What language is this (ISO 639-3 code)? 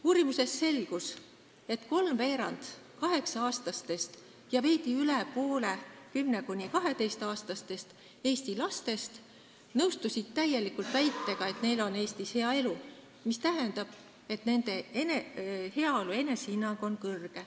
est